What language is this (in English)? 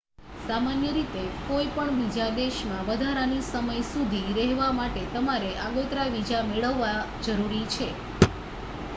Gujarati